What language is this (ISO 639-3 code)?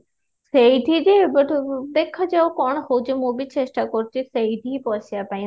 ori